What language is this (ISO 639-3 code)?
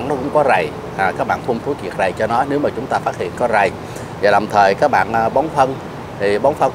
vie